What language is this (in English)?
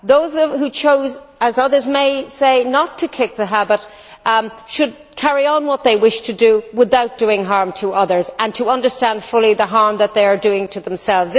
English